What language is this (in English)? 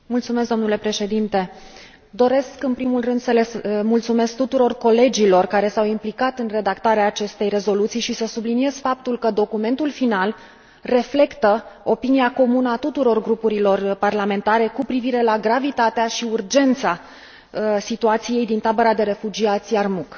Romanian